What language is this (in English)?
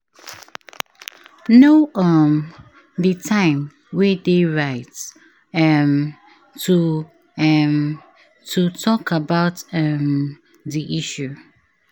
Nigerian Pidgin